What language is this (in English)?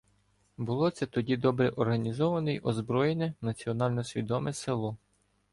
Ukrainian